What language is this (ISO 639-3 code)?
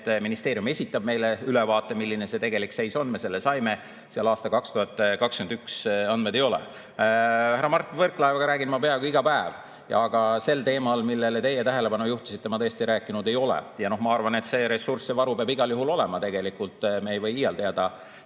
est